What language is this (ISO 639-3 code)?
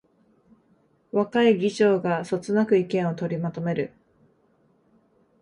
jpn